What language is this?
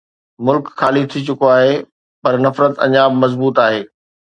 Sindhi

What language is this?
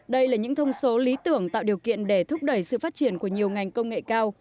Vietnamese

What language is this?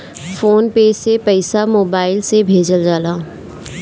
Bhojpuri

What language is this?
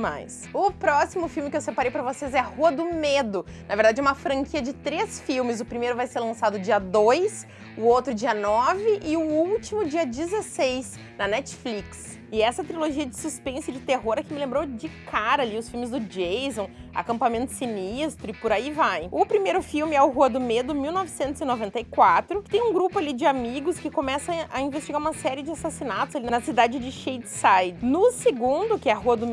Portuguese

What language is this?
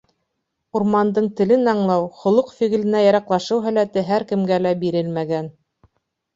Bashkir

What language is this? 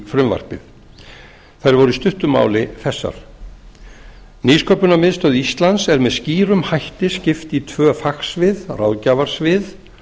Icelandic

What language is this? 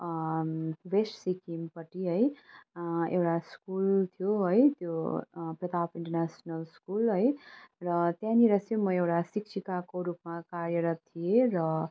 Nepali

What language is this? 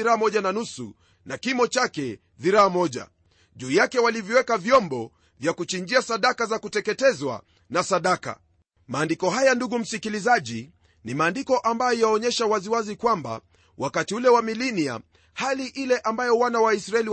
Swahili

